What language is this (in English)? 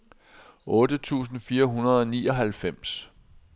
Danish